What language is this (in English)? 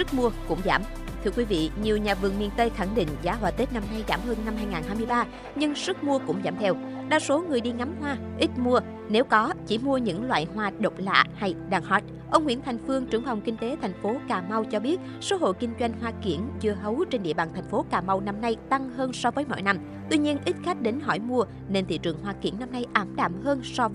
Vietnamese